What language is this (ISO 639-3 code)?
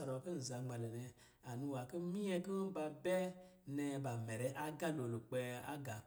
mgi